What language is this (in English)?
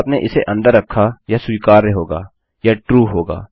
Hindi